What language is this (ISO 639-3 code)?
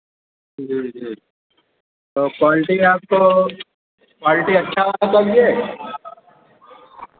hin